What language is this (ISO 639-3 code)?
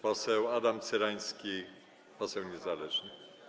pol